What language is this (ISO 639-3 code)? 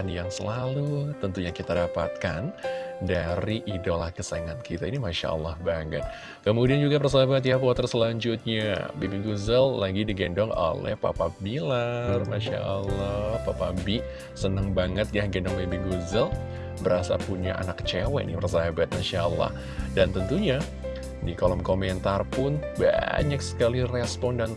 ind